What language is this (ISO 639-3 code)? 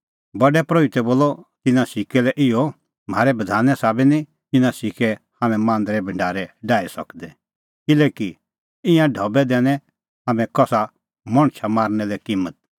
kfx